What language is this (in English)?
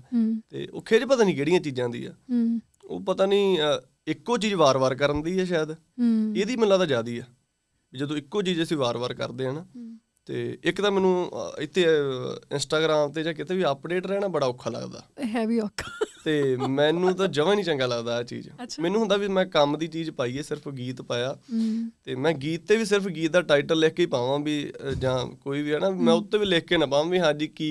Punjabi